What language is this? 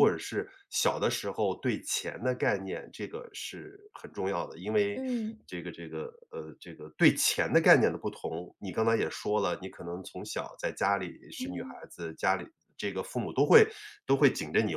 Chinese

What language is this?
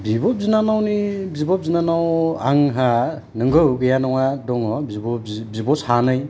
Bodo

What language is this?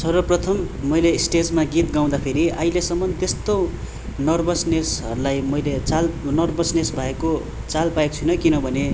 Nepali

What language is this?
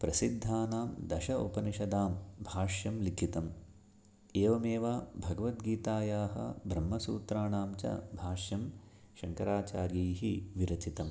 Sanskrit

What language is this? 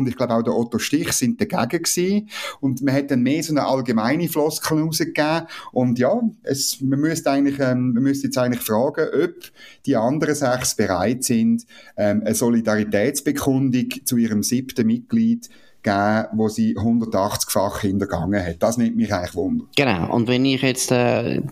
German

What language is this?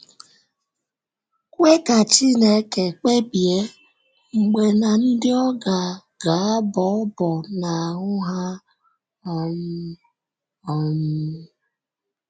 Igbo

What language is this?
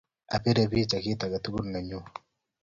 Kalenjin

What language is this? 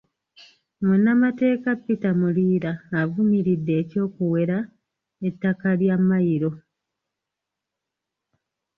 Ganda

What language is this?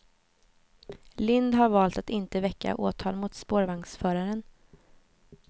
Swedish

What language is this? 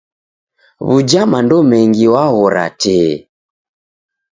Taita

